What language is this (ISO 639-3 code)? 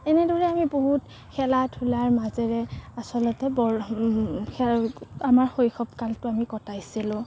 asm